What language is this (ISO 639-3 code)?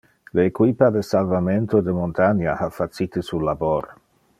ina